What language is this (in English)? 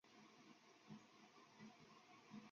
Chinese